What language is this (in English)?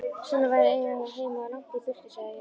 Icelandic